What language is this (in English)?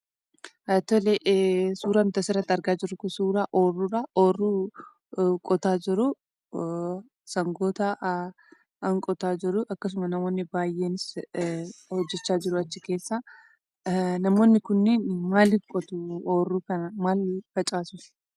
Oromo